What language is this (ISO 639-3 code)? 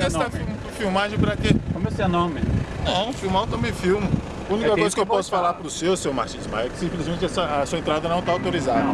por